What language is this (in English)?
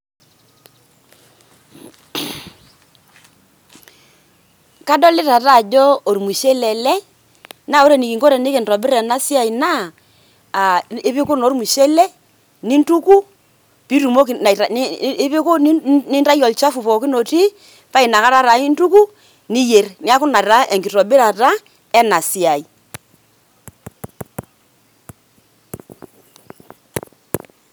Masai